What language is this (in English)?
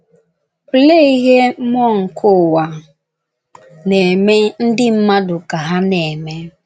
Igbo